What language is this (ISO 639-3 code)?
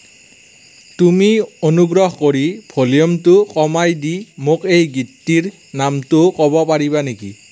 asm